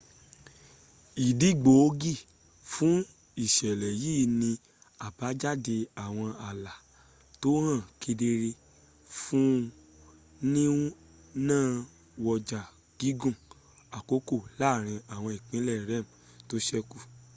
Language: Yoruba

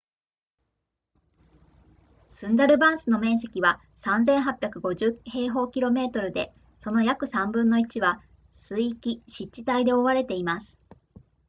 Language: Japanese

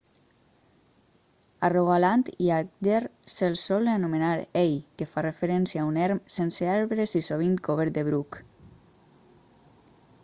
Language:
Catalan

